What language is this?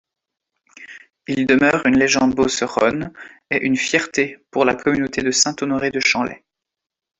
French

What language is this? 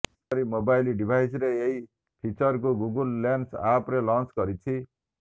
Odia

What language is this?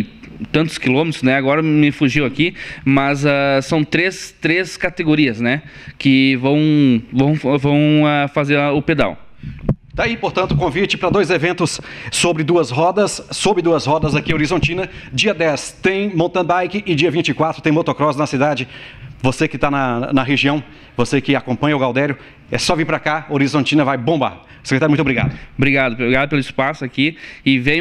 Portuguese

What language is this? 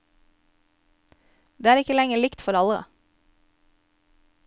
Norwegian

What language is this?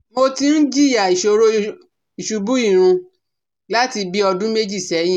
Yoruba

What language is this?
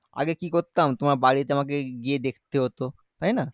Bangla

